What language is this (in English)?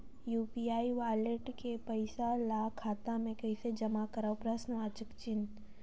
Chhattisgarhi